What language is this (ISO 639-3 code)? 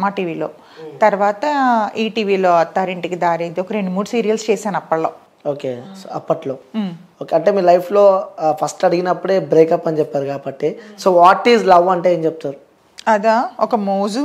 tel